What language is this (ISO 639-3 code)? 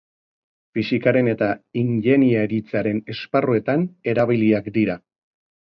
eus